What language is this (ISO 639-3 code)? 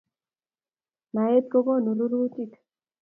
kln